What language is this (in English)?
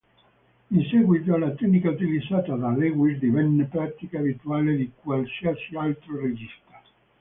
Italian